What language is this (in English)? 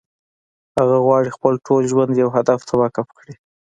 Pashto